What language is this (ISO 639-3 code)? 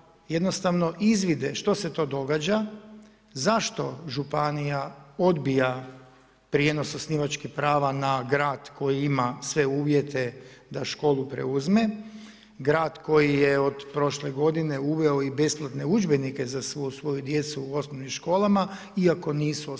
hrv